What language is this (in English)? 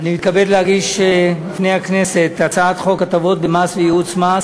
Hebrew